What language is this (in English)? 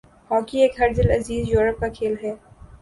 Urdu